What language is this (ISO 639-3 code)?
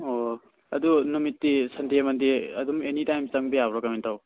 mni